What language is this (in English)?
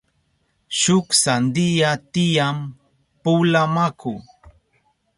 Southern Pastaza Quechua